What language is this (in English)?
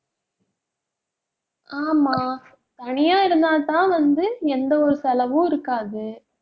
Tamil